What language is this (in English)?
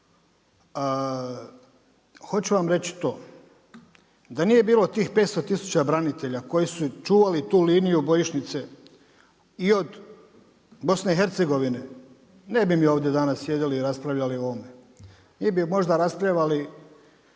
Croatian